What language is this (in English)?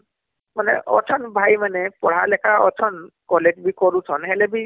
Odia